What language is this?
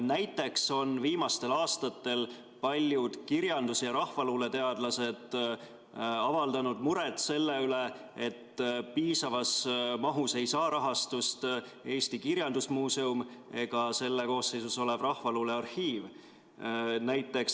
Estonian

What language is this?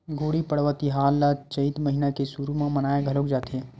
Chhattisgarhi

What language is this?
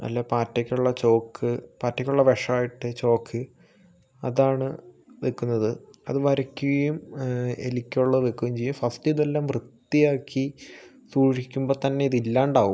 Malayalam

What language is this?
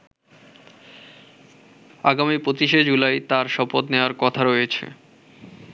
Bangla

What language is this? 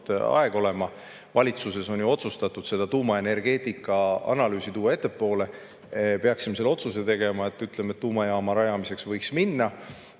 Estonian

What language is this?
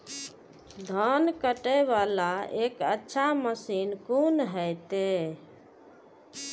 Maithili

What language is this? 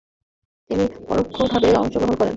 Bangla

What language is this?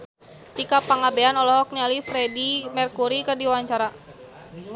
Sundanese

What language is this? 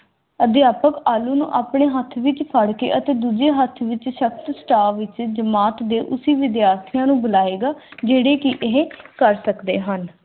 Punjabi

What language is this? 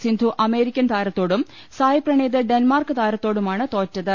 Malayalam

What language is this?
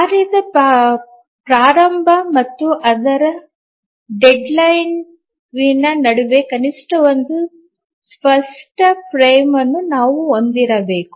Kannada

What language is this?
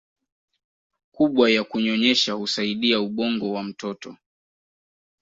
Swahili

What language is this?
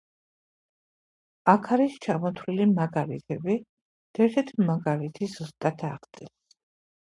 Georgian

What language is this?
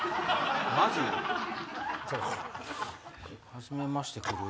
Japanese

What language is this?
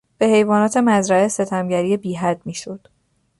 Persian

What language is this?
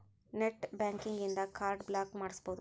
Kannada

